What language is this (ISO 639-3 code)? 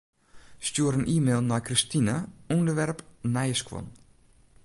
fry